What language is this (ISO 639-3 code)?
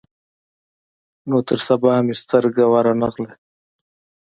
pus